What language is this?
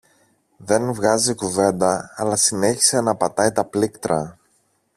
Greek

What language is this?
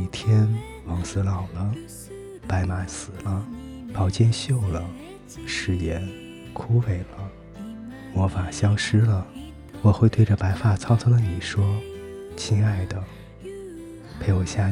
Chinese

